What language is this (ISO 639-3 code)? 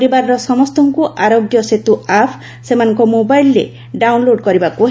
ori